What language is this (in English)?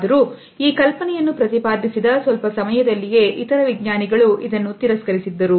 Kannada